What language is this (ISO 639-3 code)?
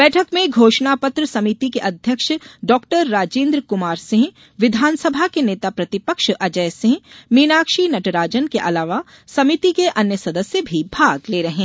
hin